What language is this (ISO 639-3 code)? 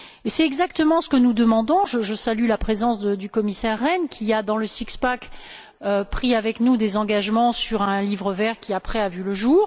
fra